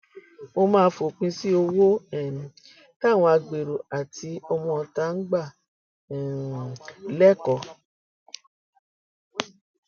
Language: Yoruba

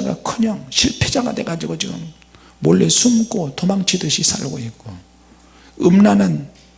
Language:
Korean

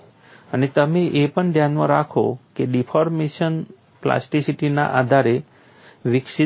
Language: Gujarati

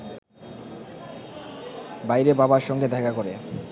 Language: Bangla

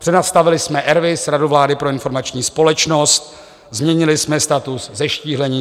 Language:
Czech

